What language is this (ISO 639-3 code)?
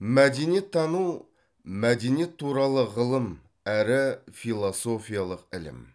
kaz